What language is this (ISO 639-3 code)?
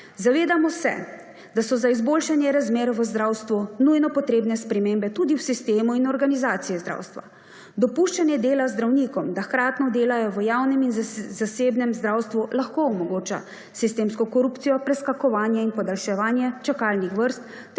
slv